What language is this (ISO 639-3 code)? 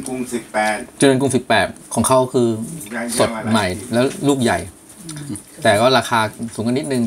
tha